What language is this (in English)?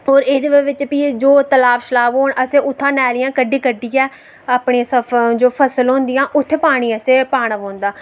Dogri